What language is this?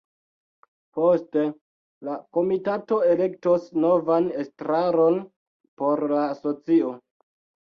Esperanto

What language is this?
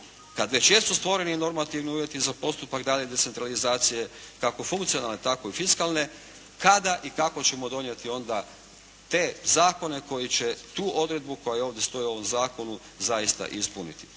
Croatian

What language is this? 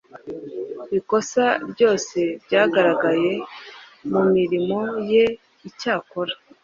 Kinyarwanda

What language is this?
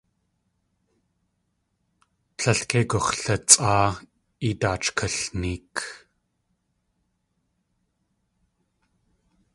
Tlingit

